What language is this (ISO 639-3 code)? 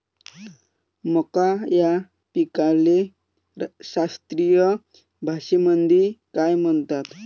mar